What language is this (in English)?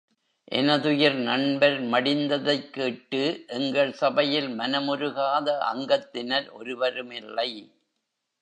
Tamil